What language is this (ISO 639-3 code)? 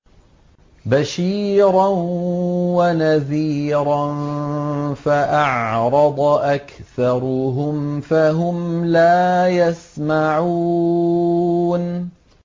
ara